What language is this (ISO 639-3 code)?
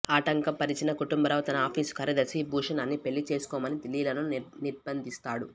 tel